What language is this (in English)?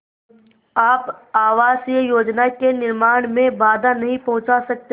Hindi